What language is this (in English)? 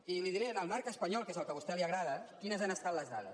Catalan